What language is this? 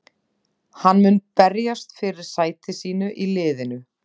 Icelandic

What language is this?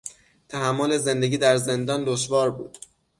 Persian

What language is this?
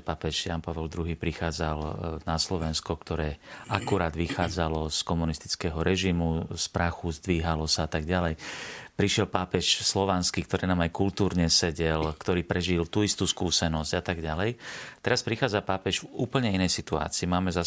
Slovak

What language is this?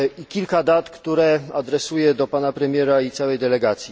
Polish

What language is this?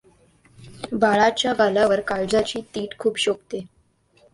Marathi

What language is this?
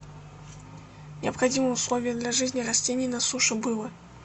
Russian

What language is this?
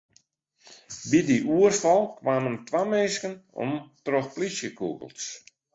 Western Frisian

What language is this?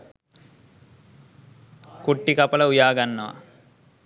Sinhala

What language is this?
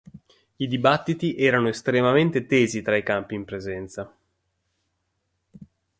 Italian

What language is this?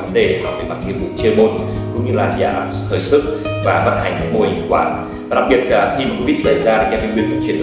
Vietnamese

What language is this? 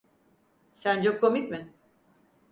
Turkish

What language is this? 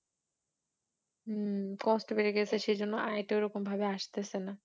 Bangla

